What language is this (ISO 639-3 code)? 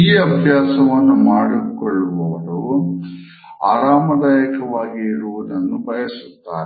kan